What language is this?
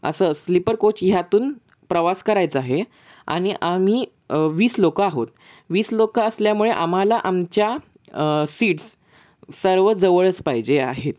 Marathi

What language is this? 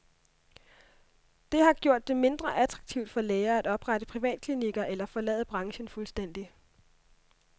Danish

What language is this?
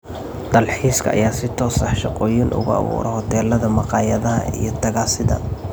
Somali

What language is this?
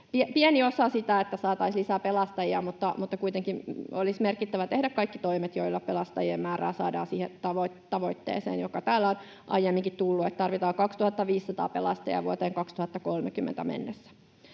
Finnish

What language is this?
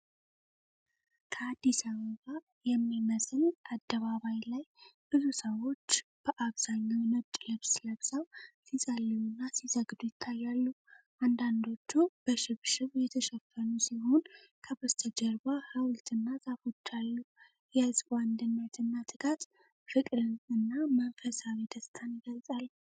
Amharic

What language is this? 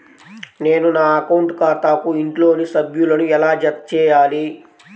Telugu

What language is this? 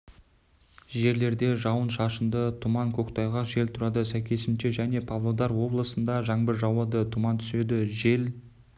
Kazakh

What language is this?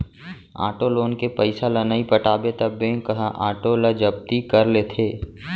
Chhattisgarhi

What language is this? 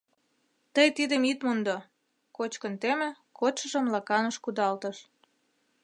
Mari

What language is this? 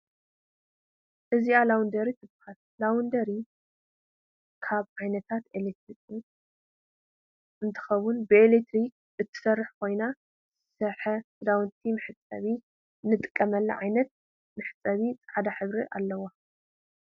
Tigrinya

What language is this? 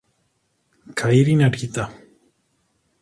Italian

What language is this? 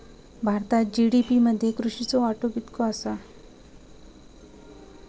Marathi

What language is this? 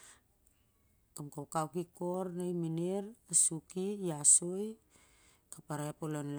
Siar-Lak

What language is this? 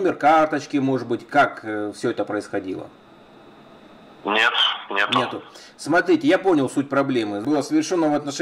Russian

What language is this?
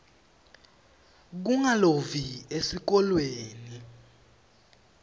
Swati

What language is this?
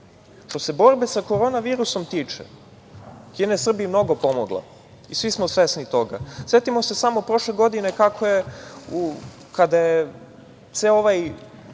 Serbian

